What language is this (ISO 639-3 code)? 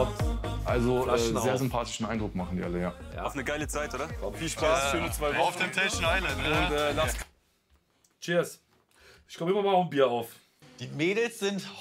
deu